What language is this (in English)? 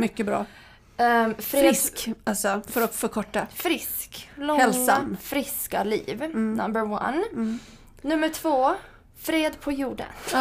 Swedish